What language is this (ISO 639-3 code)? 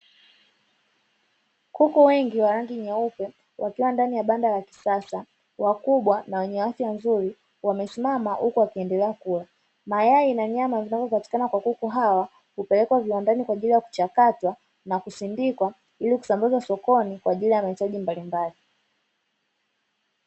swa